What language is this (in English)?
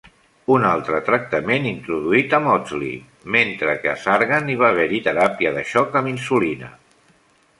Catalan